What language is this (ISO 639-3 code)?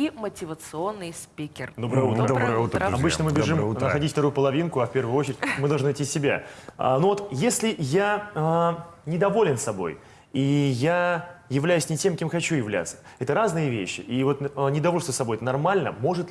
rus